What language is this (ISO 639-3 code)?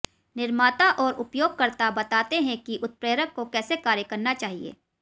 hin